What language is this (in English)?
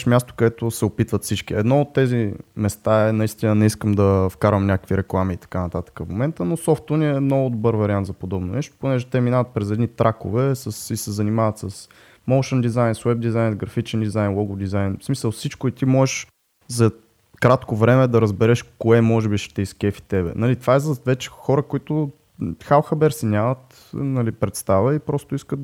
Bulgarian